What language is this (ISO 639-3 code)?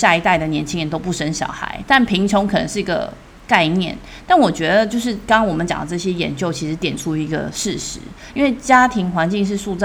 zho